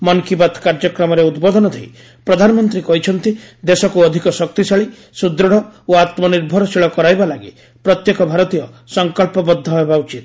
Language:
Odia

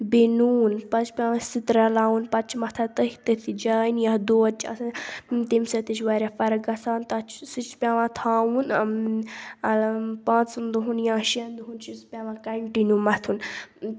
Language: Kashmiri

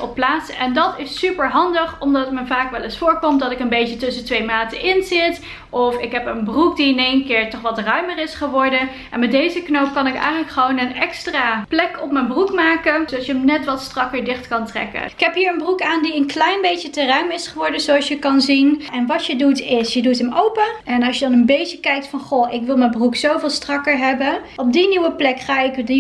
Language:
Dutch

